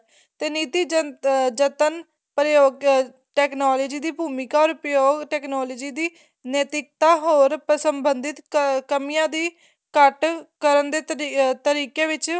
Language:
Punjabi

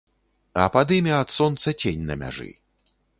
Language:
Belarusian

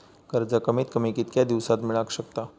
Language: Marathi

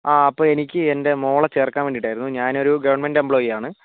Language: Malayalam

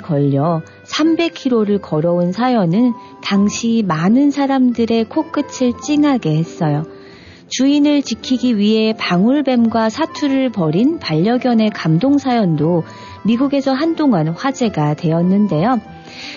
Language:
Korean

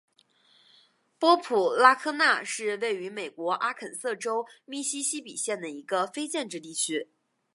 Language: Chinese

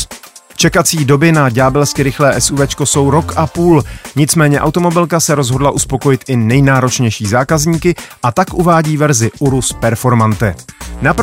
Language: Czech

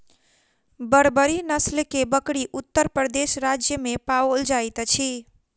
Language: Maithili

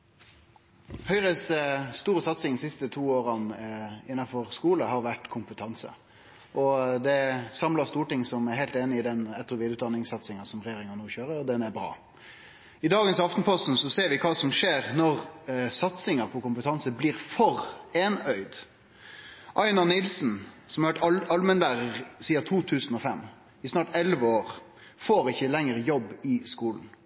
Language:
Norwegian Nynorsk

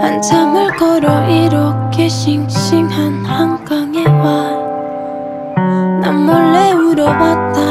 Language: Korean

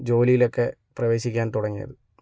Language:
Malayalam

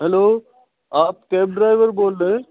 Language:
Urdu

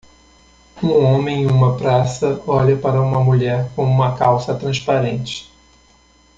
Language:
Portuguese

